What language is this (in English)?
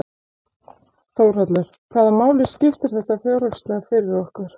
Icelandic